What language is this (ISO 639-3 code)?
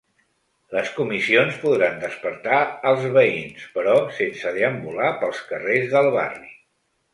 cat